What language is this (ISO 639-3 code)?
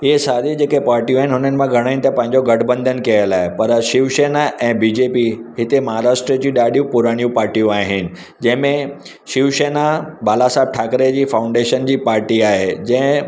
snd